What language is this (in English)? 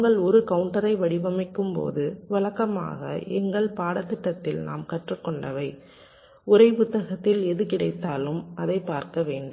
Tamil